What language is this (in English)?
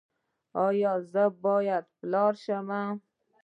Pashto